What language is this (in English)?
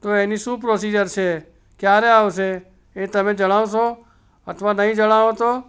Gujarati